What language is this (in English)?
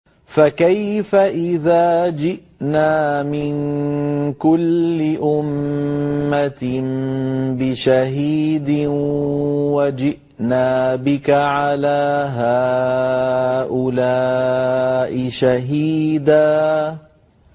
Arabic